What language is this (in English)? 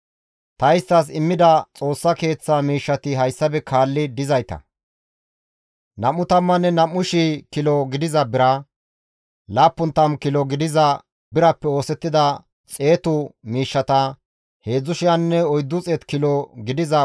Gamo